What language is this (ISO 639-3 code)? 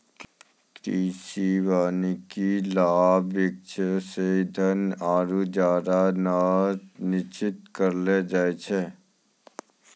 mai